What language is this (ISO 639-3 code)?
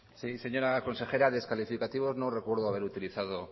spa